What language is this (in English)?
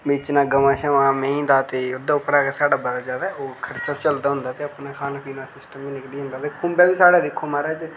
Dogri